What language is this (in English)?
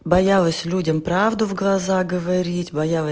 Russian